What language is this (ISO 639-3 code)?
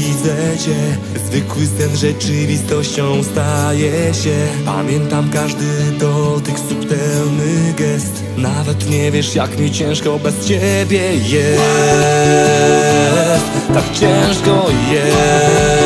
pol